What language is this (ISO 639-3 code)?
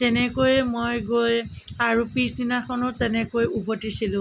asm